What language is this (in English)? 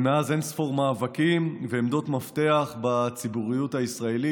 Hebrew